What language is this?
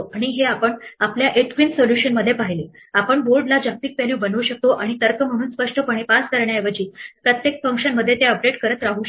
Marathi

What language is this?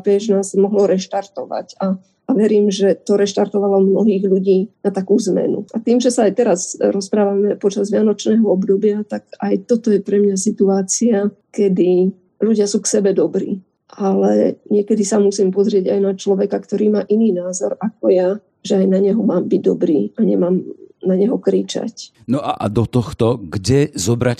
Slovak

